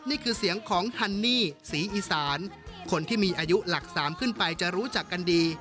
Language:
Thai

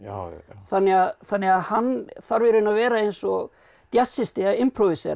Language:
Icelandic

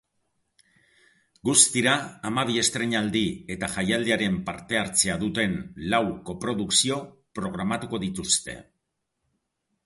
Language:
Basque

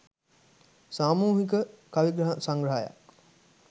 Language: Sinhala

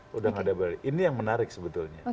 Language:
Indonesian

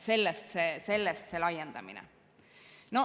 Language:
Estonian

